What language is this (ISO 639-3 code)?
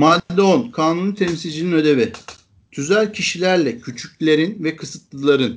tur